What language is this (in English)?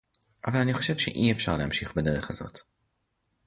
Hebrew